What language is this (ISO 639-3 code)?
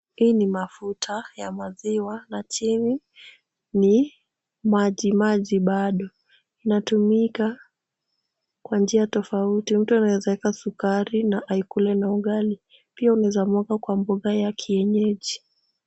swa